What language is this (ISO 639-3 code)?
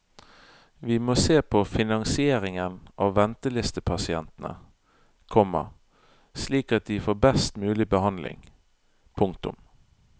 nor